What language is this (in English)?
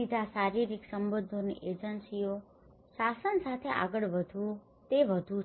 Gujarati